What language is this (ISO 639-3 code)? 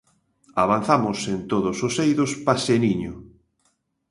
glg